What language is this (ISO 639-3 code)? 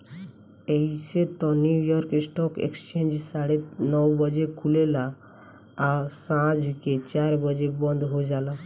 bho